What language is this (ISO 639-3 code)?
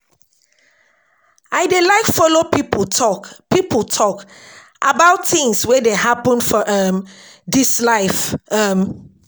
pcm